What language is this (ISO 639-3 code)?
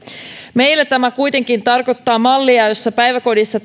fin